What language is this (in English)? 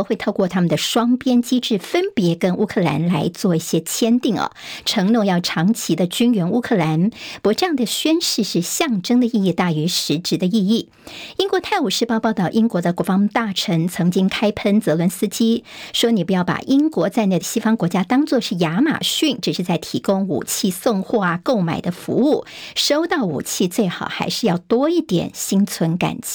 Chinese